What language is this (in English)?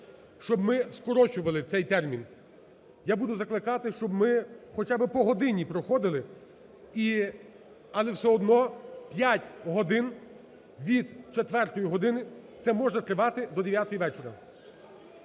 Ukrainian